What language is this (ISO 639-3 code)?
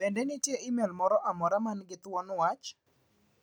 luo